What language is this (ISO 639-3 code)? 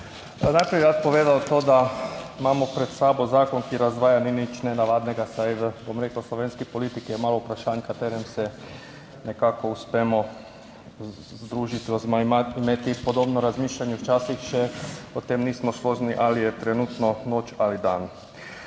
slv